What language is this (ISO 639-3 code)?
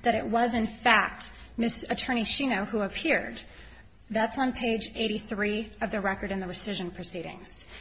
eng